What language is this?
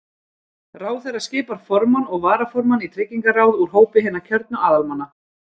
Icelandic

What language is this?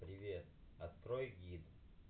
Russian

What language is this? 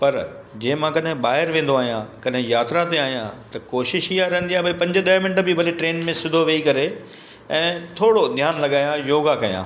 Sindhi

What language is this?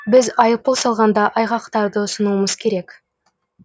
Kazakh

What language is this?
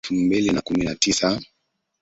Swahili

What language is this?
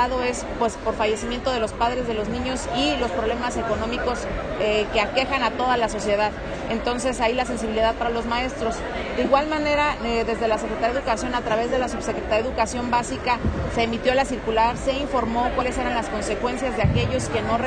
Spanish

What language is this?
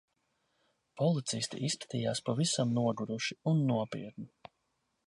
Latvian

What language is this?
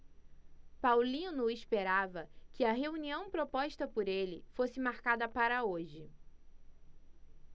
Portuguese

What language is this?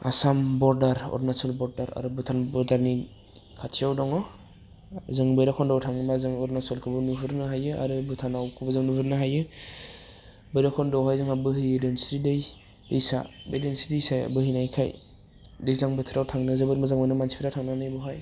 Bodo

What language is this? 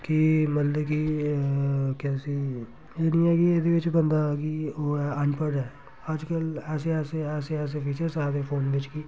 Dogri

